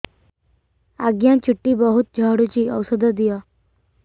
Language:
Odia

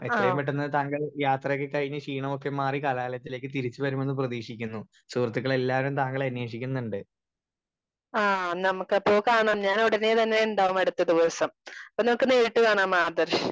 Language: Malayalam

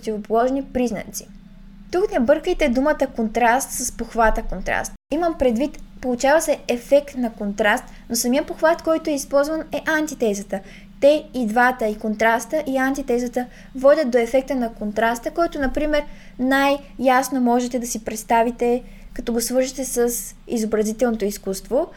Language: Bulgarian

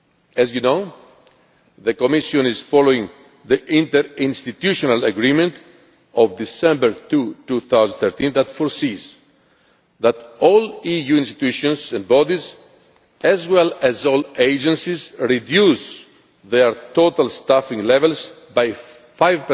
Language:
English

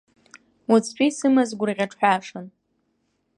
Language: Abkhazian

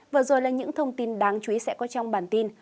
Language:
Vietnamese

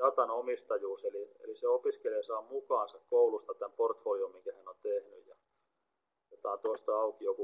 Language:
Finnish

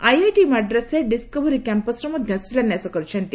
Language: Odia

